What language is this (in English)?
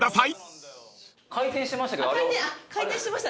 Japanese